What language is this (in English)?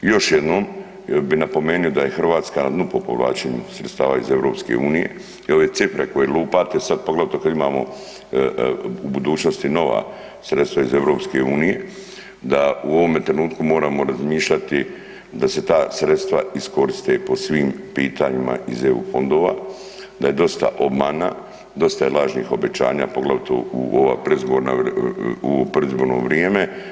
Croatian